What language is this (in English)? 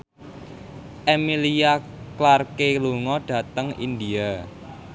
Javanese